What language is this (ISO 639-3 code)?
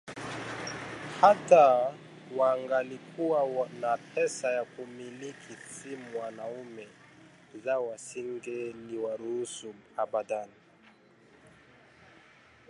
swa